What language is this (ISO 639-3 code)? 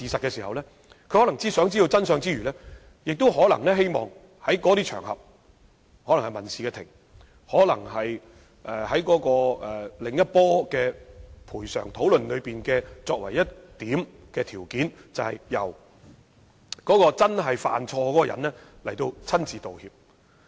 yue